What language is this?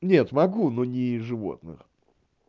Russian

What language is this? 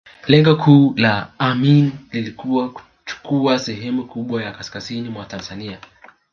Swahili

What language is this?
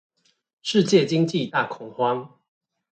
Chinese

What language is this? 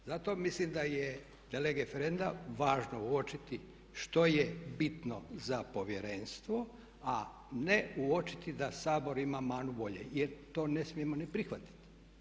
Croatian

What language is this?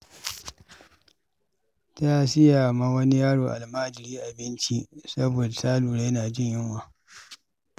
Hausa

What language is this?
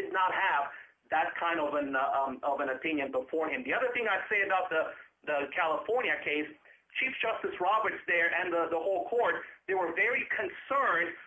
English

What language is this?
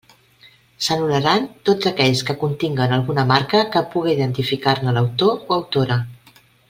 Catalan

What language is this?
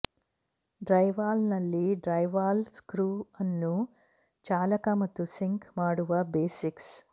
Kannada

